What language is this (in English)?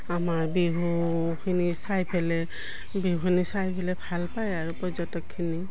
Assamese